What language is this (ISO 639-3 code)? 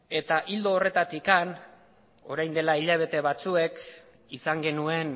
eus